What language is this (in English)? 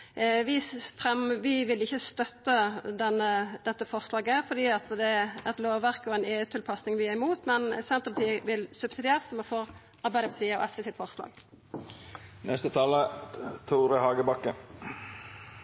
Norwegian Nynorsk